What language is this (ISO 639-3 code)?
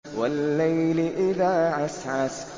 ara